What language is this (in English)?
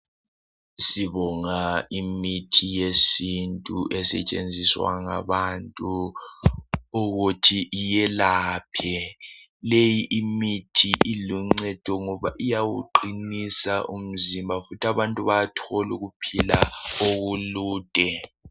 North Ndebele